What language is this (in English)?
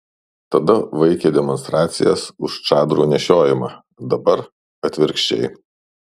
Lithuanian